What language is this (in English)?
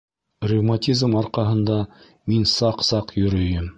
Bashkir